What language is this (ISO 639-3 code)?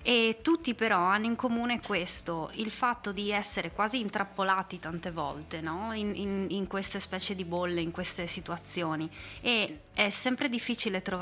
ita